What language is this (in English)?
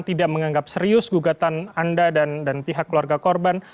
Indonesian